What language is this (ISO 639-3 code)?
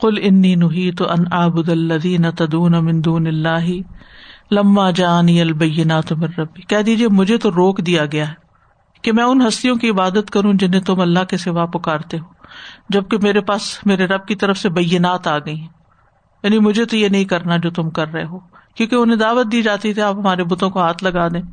urd